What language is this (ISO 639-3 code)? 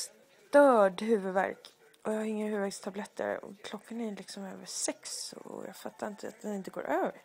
swe